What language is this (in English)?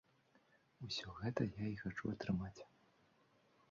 Belarusian